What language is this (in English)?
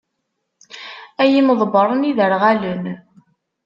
Kabyle